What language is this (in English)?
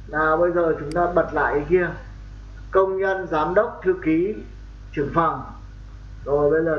Vietnamese